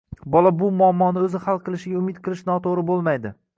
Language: Uzbek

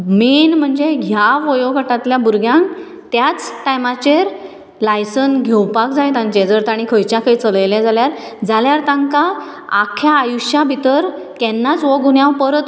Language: Konkani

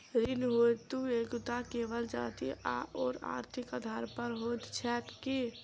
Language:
Maithili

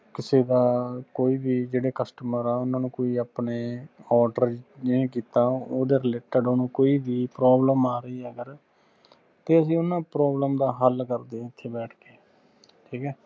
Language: Punjabi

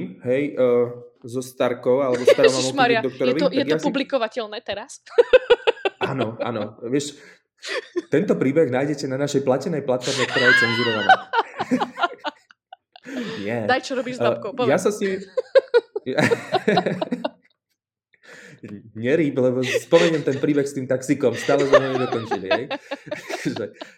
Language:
Slovak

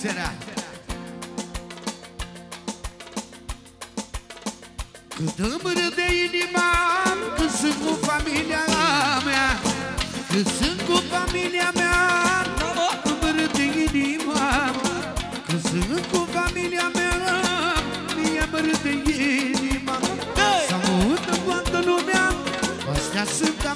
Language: Romanian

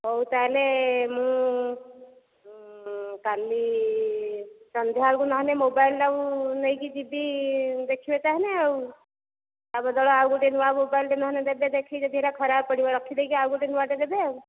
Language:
Odia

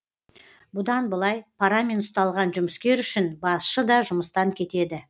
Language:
Kazakh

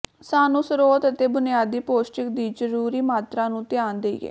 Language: Punjabi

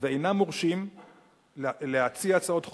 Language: Hebrew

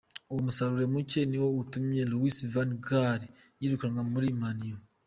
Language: Kinyarwanda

